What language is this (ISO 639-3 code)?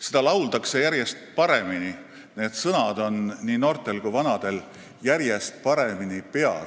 est